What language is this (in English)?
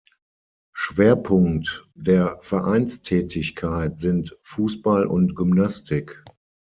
German